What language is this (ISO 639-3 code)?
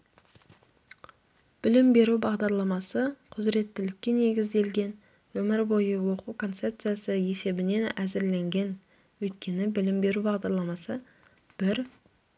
kaz